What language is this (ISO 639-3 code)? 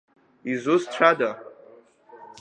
abk